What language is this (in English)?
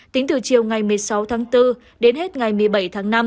Vietnamese